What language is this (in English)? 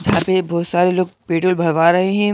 Hindi